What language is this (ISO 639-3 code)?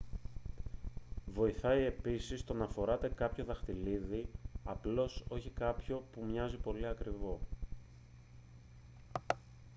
ell